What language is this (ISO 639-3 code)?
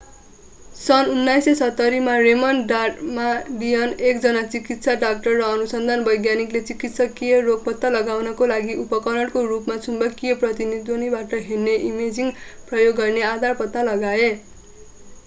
nep